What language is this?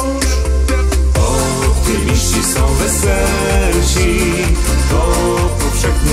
Polish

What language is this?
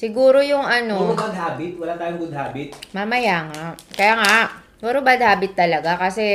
Filipino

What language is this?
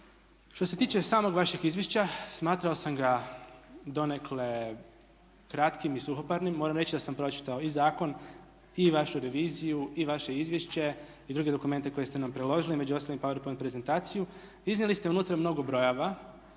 Croatian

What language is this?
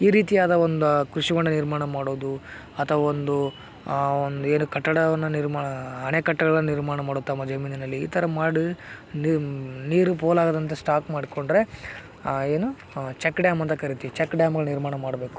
Kannada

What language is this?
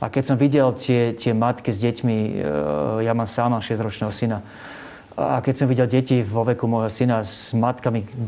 Slovak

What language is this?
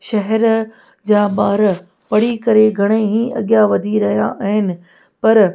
Sindhi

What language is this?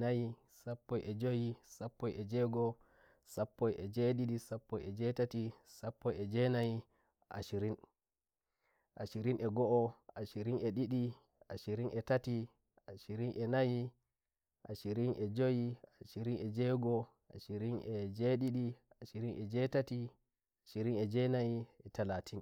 Nigerian Fulfulde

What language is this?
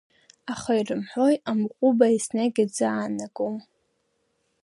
Abkhazian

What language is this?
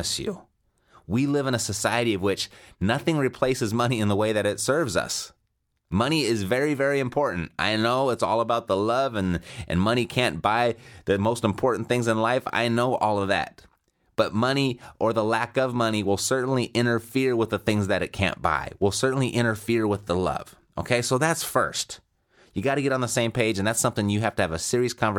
English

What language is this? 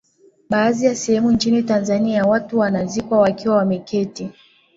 Swahili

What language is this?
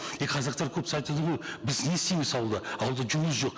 Kazakh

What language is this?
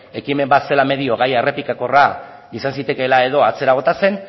Basque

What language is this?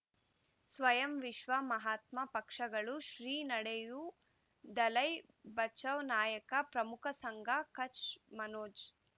Kannada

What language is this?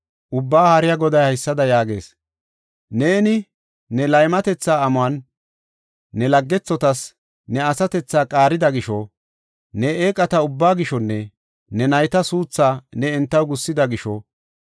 Gofa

